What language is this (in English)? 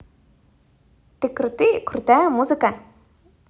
Russian